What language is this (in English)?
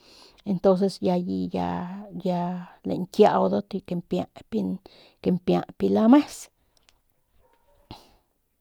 Northern Pame